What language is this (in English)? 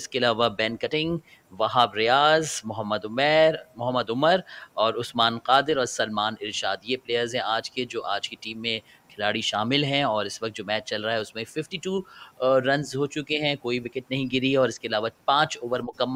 Hindi